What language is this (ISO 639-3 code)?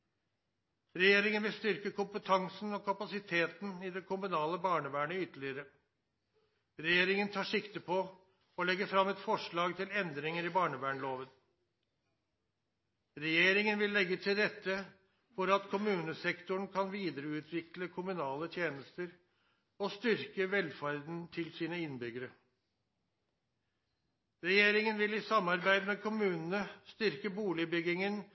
nno